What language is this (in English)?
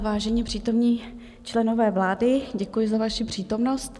Czech